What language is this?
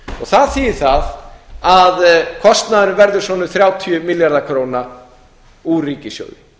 Icelandic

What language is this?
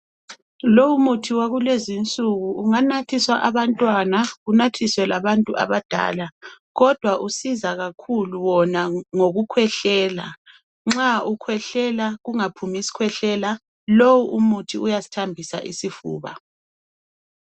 North Ndebele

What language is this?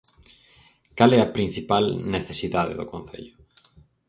Galician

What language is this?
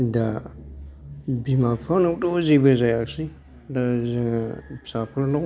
Bodo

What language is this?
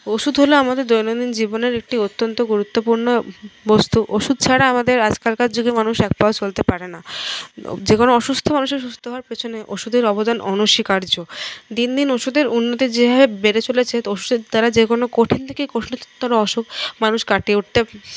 Bangla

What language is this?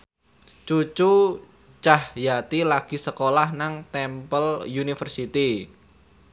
Javanese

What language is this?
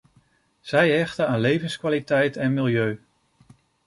Dutch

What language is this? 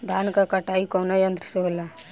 Bhojpuri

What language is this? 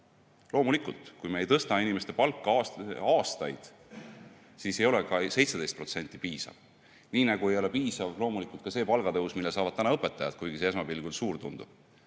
Estonian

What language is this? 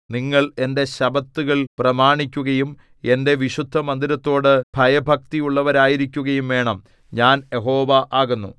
Malayalam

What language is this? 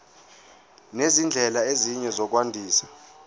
Zulu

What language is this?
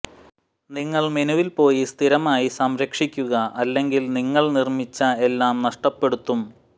Malayalam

